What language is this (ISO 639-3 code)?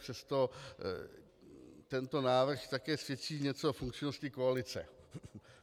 ces